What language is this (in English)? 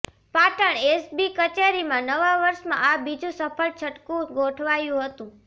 Gujarati